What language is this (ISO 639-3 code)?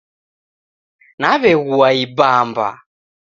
dav